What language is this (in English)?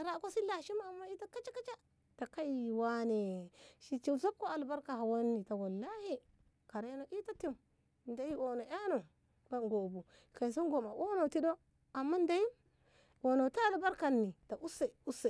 Ngamo